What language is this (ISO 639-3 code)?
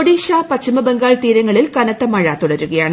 mal